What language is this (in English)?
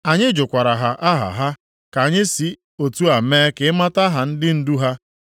Igbo